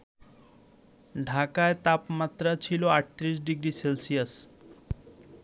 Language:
Bangla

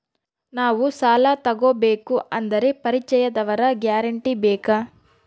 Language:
Kannada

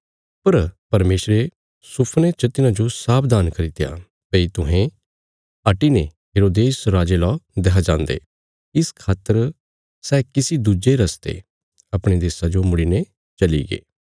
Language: Bilaspuri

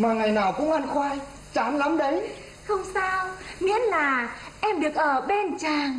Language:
Vietnamese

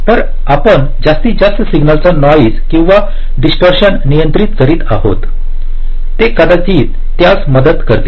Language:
Marathi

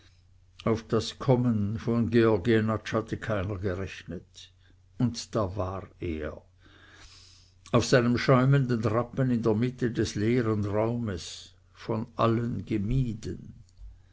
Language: German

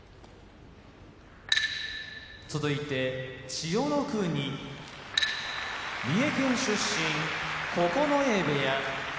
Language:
Japanese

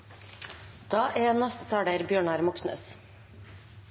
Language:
Norwegian Nynorsk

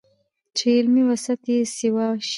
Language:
Pashto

